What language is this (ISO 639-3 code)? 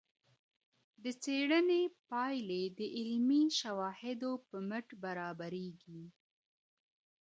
pus